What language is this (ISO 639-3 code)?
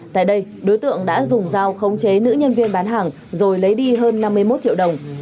vie